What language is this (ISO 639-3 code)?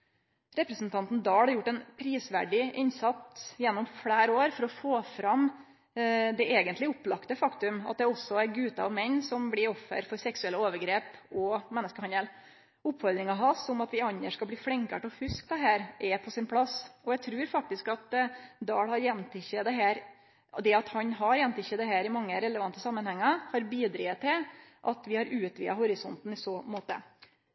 nno